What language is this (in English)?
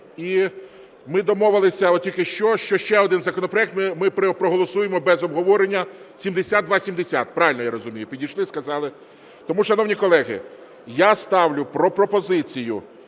Ukrainian